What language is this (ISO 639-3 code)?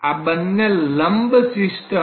guj